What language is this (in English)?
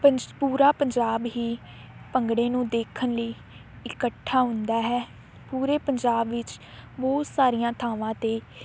Punjabi